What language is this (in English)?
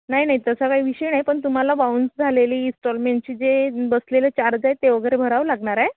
Marathi